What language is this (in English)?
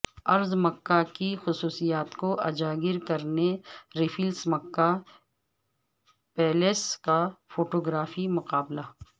Urdu